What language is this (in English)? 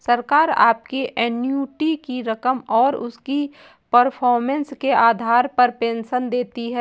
Hindi